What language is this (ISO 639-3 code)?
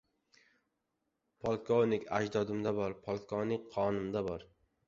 uzb